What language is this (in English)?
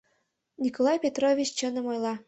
Mari